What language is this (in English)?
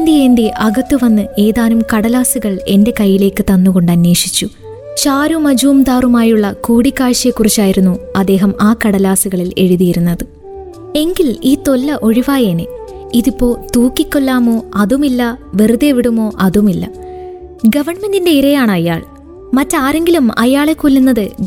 Malayalam